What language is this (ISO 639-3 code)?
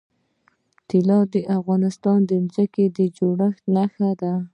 pus